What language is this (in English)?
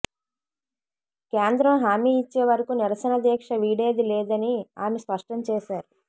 Telugu